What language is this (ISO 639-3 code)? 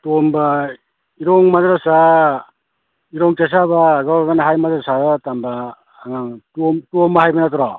mni